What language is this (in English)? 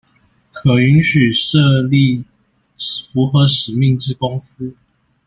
Chinese